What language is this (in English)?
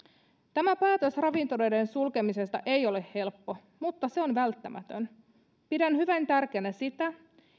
Finnish